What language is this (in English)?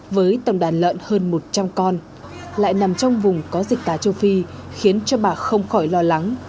Vietnamese